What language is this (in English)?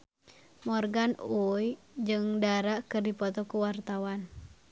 Sundanese